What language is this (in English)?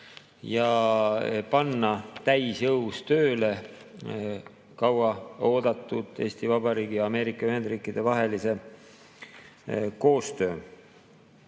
Estonian